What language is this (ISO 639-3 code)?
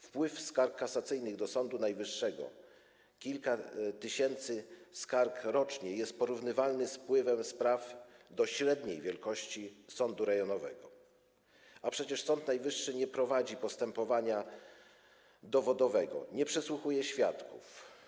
pol